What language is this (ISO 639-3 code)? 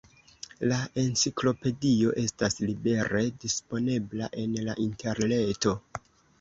epo